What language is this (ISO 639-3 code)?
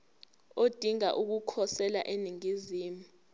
zul